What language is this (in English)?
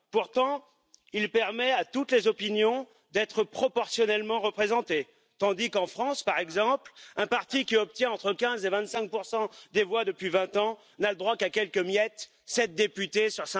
French